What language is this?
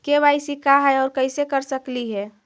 Magahi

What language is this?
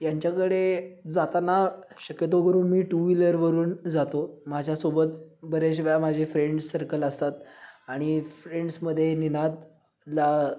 Marathi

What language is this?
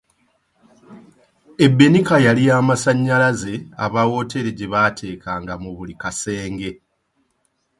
Ganda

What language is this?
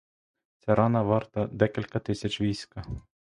Ukrainian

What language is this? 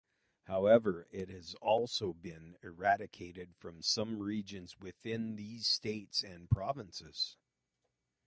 English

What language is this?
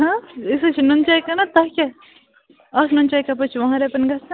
Kashmiri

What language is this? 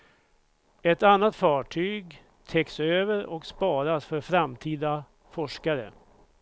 Swedish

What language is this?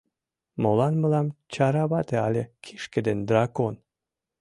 Mari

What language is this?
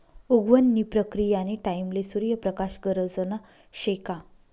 Marathi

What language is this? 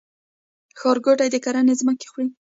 Pashto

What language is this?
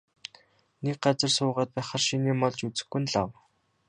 Mongolian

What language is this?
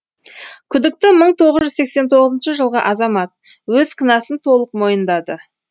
Kazakh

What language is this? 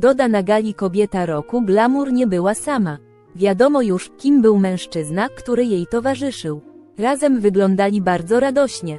Polish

